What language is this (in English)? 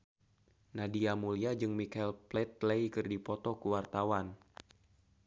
Sundanese